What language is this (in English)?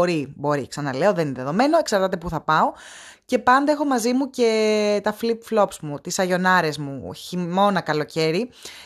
Greek